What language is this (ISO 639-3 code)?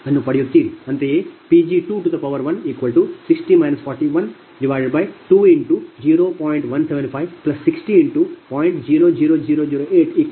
kan